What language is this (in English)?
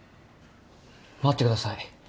Japanese